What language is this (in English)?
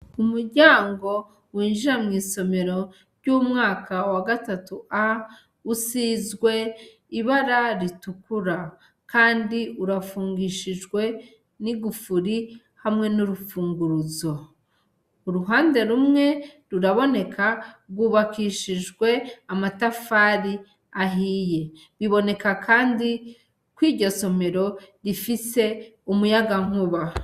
Rundi